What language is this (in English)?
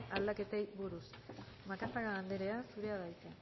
Basque